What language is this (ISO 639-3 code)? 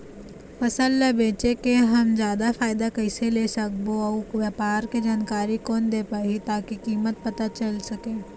hne